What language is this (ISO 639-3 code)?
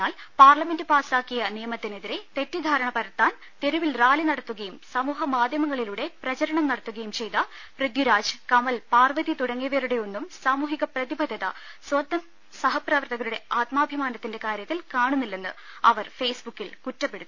mal